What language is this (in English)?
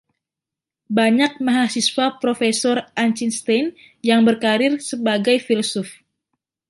Indonesian